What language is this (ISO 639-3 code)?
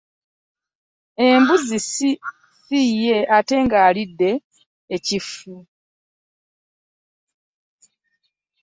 lug